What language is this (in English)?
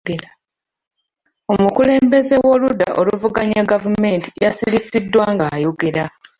Ganda